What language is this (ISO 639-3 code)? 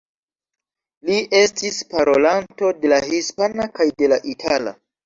epo